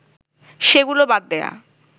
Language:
Bangla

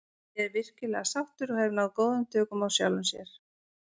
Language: Icelandic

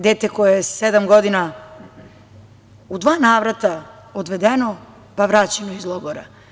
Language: Serbian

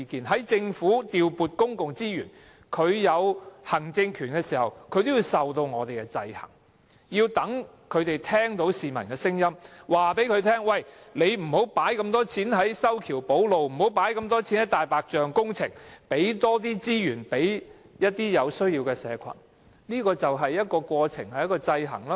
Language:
Cantonese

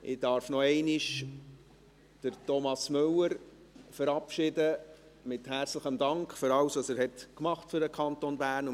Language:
Swiss German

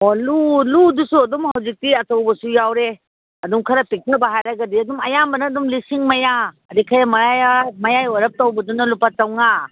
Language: Manipuri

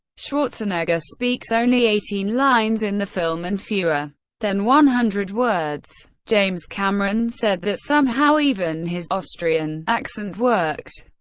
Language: English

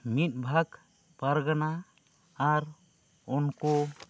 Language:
Santali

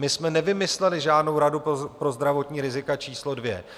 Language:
Czech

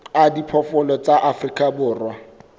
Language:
Southern Sotho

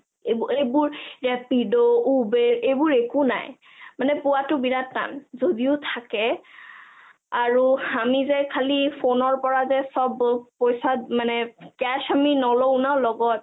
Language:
Assamese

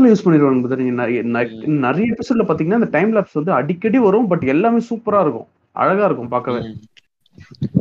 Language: Tamil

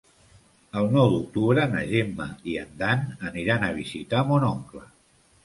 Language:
Catalan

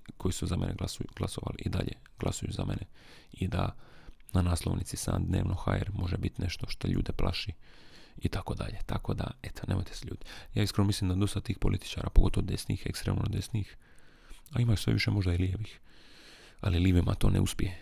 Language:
Croatian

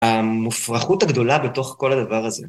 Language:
Hebrew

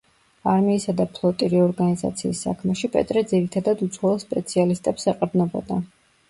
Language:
Georgian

